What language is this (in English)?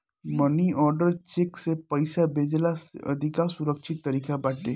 Bhojpuri